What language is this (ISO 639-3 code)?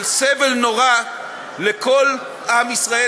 heb